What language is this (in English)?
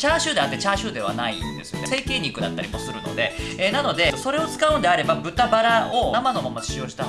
Japanese